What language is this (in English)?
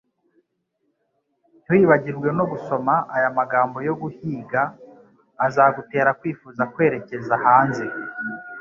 Kinyarwanda